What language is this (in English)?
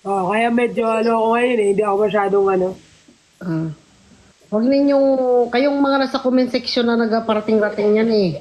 Filipino